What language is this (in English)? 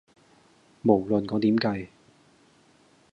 Cantonese